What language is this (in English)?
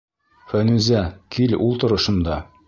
Bashkir